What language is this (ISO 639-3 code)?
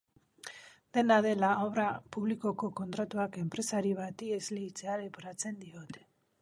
eus